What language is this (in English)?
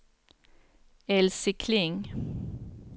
Swedish